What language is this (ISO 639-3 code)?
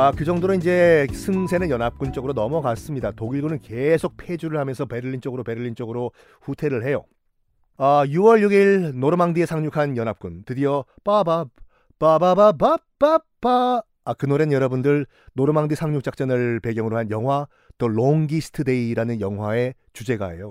kor